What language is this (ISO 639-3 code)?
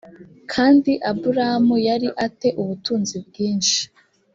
kin